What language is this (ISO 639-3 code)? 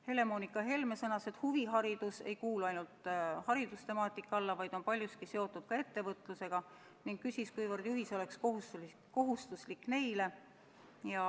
est